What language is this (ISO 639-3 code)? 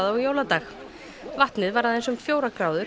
isl